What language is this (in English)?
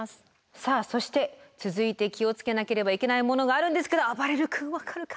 Japanese